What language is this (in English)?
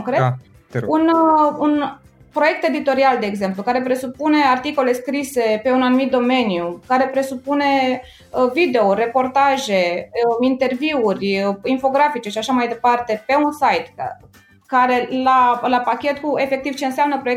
Romanian